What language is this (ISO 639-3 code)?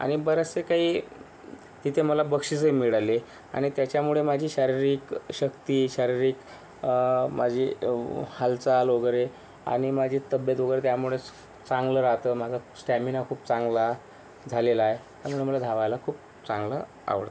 mar